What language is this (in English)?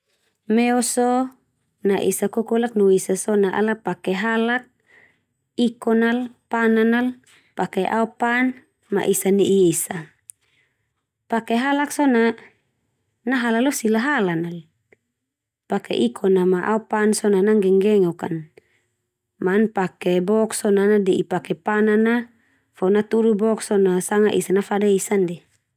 Termanu